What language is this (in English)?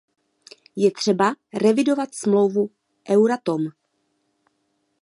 Czech